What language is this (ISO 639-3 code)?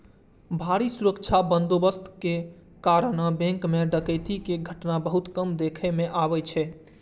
mai